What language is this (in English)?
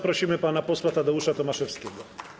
Polish